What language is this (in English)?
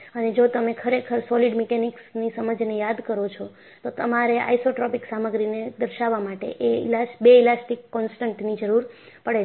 Gujarati